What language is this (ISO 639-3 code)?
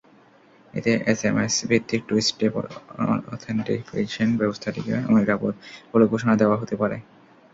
ben